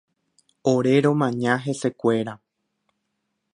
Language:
Guarani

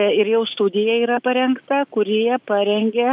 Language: Lithuanian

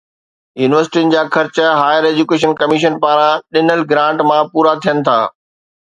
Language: Sindhi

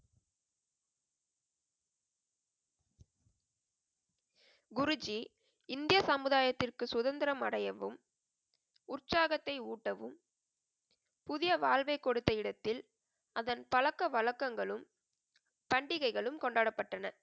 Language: Tamil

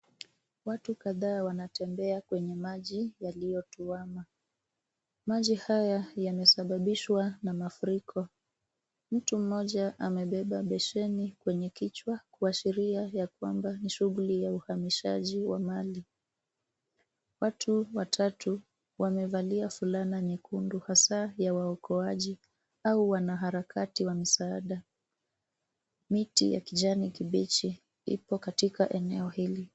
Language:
Swahili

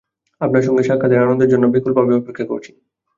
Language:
Bangla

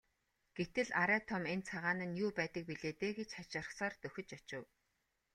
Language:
Mongolian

